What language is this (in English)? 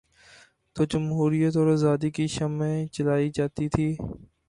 Urdu